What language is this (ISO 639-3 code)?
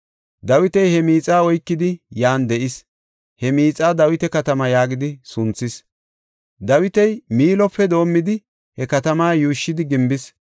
gof